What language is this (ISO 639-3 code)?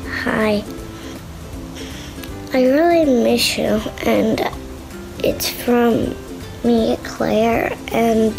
eng